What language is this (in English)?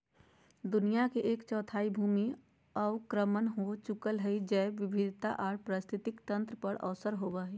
Magahi